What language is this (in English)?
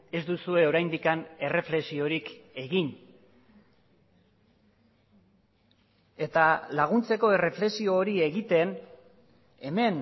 Basque